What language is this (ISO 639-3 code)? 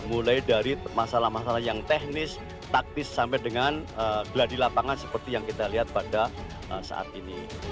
ind